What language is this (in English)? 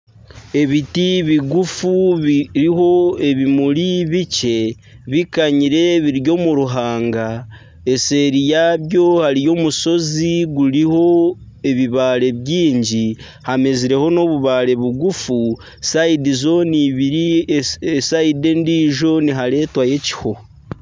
Nyankole